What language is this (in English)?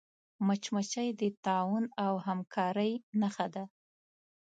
Pashto